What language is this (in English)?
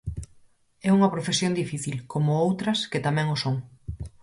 Galician